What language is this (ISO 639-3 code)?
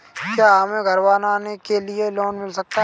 hin